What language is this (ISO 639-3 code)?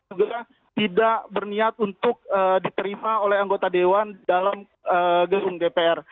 ind